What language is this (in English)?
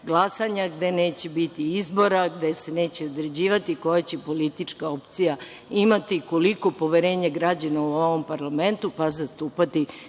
Serbian